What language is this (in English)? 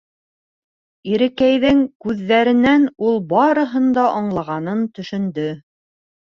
Bashkir